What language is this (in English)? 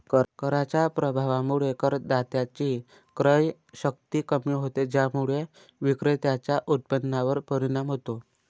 Marathi